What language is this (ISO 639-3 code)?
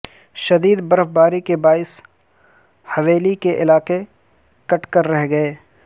urd